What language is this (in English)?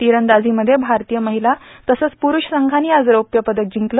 Marathi